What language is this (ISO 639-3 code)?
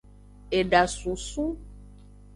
ajg